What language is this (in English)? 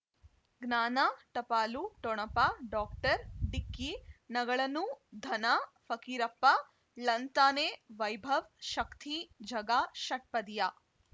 Kannada